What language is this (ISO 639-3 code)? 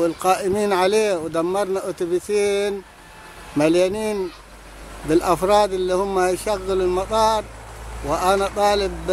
ara